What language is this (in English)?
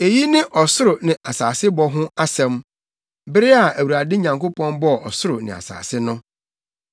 Akan